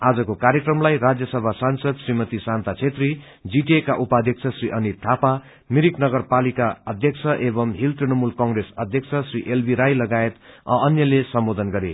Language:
Nepali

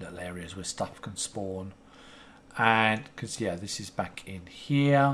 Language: English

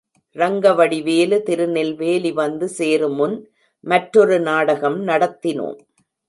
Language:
Tamil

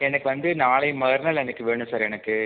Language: Tamil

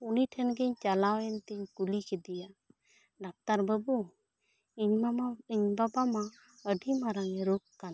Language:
Santali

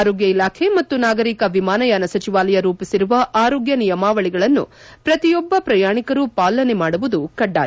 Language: Kannada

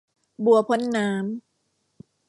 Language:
Thai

